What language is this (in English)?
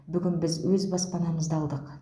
Kazakh